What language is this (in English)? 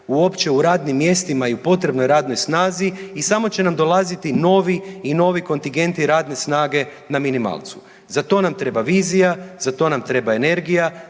Croatian